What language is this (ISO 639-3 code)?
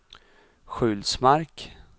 swe